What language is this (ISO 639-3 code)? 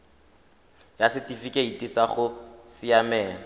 tsn